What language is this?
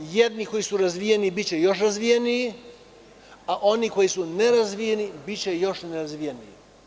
Serbian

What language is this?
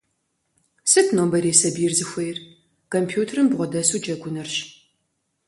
Kabardian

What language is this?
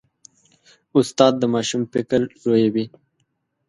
Pashto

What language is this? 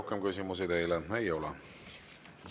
Estonian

